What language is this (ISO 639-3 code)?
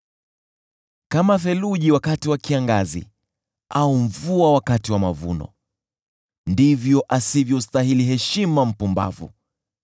swa